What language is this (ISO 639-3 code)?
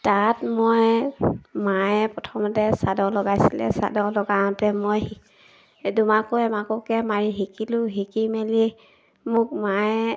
asm